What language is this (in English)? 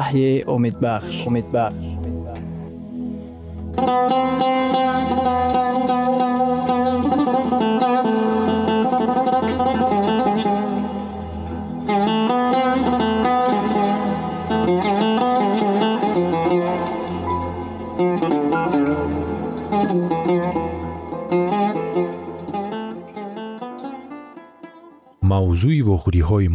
Persian